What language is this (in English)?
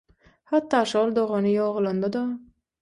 Turkmen